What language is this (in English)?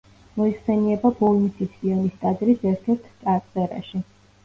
Georgian